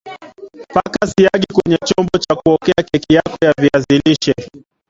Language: Swahili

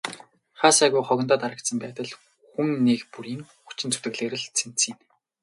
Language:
Mongolian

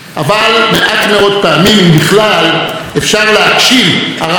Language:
Hebrew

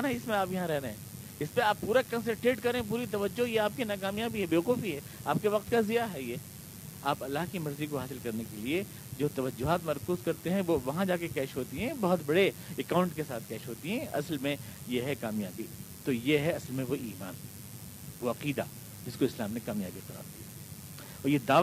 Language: Urdu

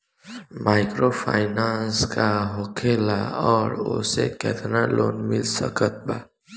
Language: Bhojpuri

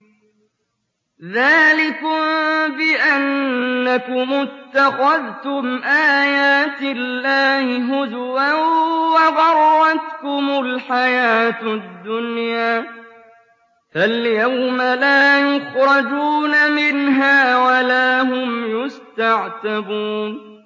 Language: Arabic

